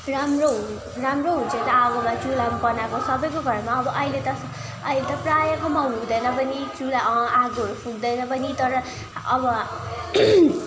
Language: Nepali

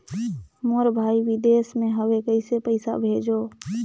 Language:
Chhattisgarhi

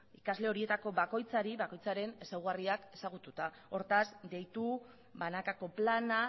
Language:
Basque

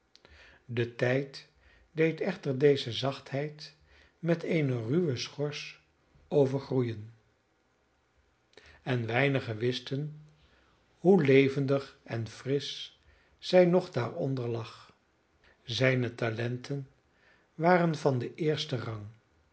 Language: Dutch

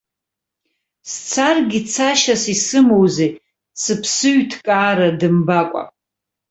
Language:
Abkhazian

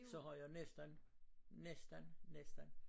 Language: Danish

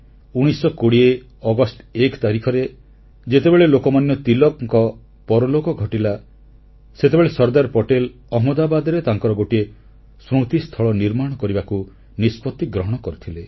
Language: Odia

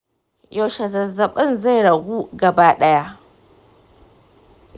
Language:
Hausa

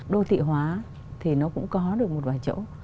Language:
Vietnamese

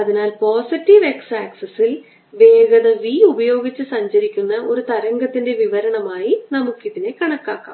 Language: Malayalam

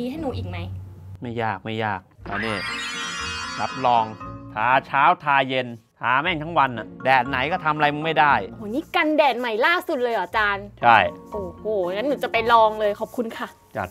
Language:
Thai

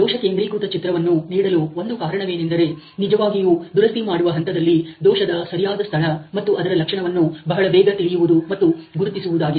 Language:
Kannada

